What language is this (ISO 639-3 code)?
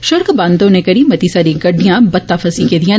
doi